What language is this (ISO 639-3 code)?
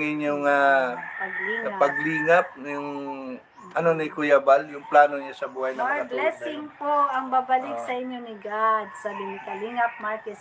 fil